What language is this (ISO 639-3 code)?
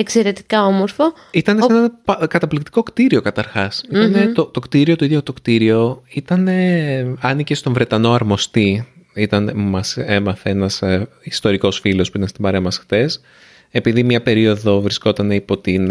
ell